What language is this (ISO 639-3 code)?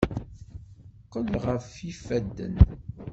kab